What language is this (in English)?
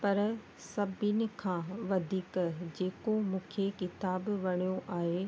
Sindhi